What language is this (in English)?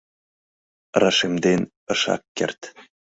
Mari